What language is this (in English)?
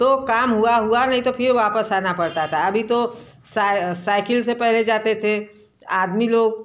Hindi